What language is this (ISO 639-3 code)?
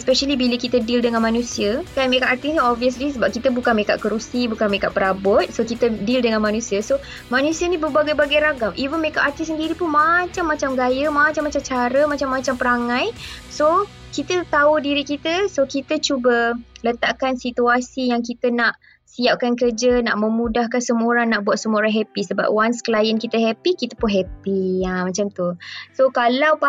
msa